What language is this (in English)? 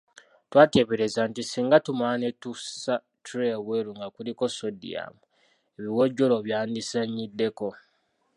Ganda